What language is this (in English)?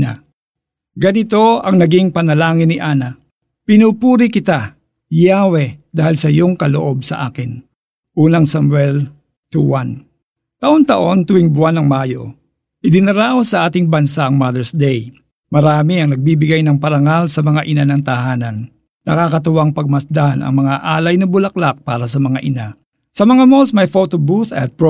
Filipino